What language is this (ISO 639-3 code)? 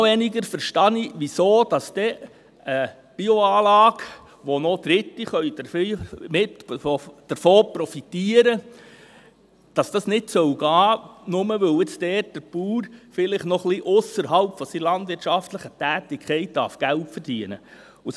gsw